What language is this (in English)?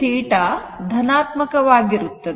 Kannada